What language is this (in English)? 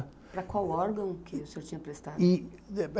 Portuguese